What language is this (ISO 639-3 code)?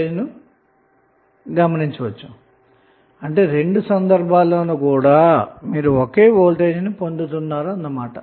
tel